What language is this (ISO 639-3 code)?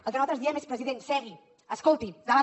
cat